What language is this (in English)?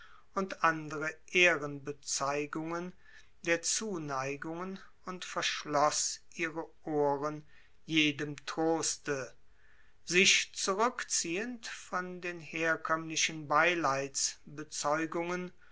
German